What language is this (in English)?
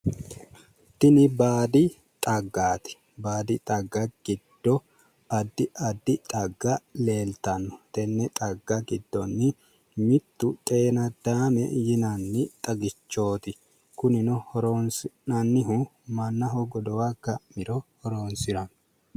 Sidamo